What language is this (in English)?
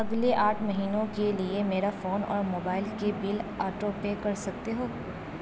Urdu